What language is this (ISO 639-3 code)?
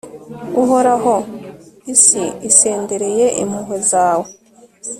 kin